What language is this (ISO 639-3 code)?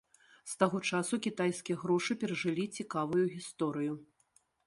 bel